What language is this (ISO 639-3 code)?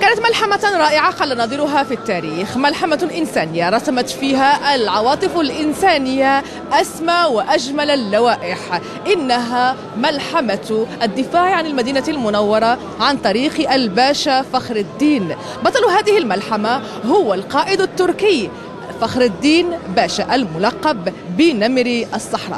ara